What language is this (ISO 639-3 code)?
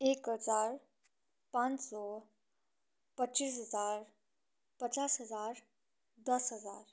nep